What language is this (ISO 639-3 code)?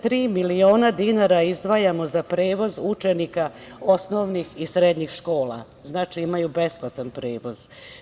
srp